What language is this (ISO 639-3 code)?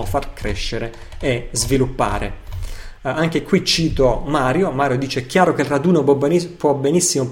ita